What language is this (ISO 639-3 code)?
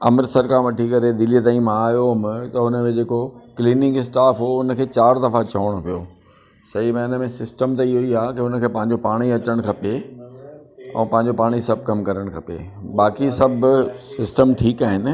snd